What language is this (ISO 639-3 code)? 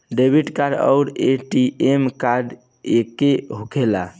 bho